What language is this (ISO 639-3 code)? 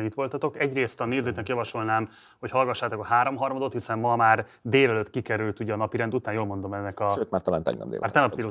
hun